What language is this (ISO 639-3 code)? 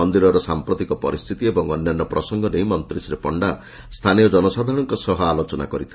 ori